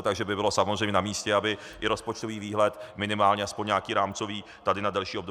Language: Czech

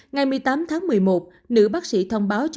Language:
Vietnamese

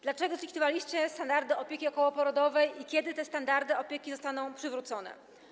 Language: Polish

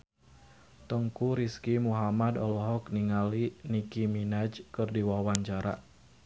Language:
Sundanese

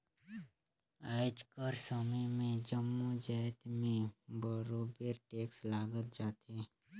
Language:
Chhattisgarhi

